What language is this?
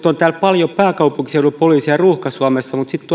Finnish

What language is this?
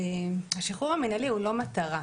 Hebrew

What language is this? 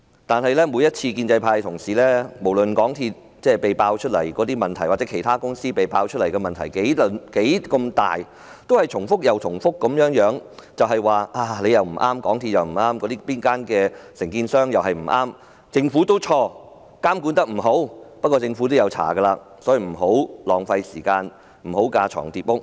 Cantonese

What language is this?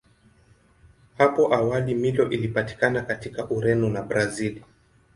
Swahili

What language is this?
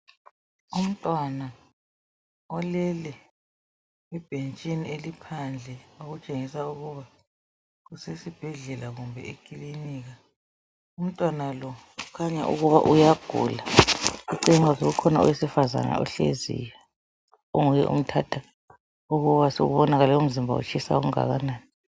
North Ndebele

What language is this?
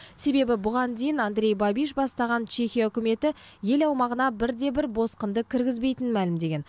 Kazakh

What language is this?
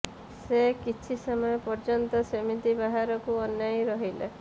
Odia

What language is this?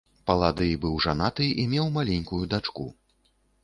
Belarusian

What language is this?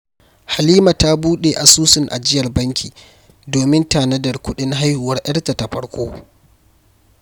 Hausa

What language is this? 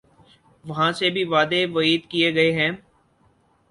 Urdu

